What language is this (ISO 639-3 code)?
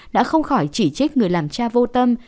vie